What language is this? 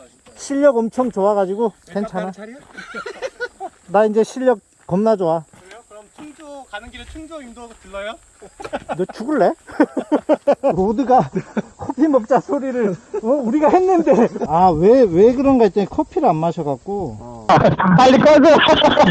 Korean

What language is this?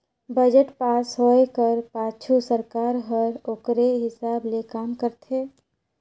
Chhattisgarhi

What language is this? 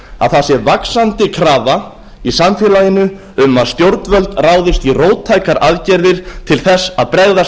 Icelandic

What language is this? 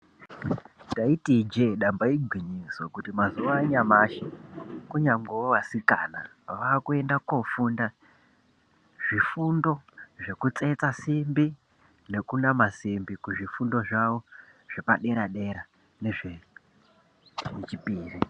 Ndau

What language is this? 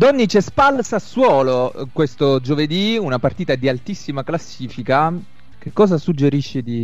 Italian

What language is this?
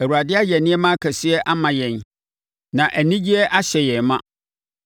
Akan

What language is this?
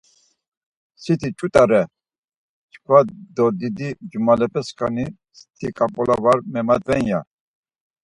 Laz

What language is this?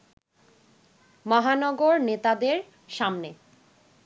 Bangla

